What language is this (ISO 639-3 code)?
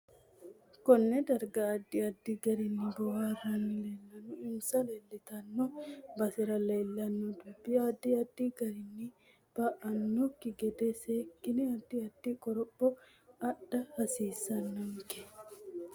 sid